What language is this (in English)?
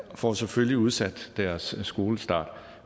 Danish